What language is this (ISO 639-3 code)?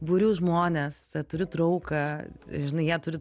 lit